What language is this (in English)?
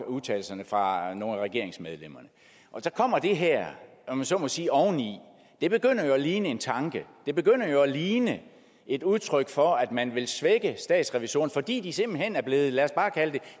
Danish